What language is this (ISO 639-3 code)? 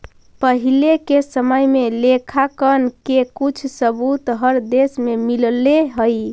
mag